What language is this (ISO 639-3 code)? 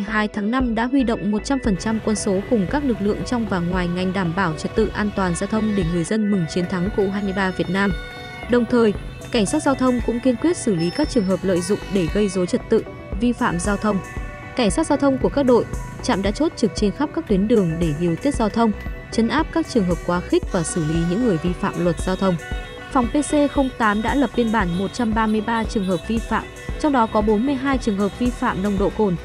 vie